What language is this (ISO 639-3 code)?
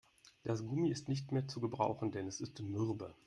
deu